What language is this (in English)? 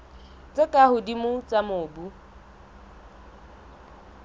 Southern Sotho